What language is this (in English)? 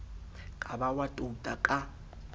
Southern Sotho